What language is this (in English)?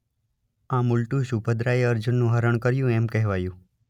Gujarati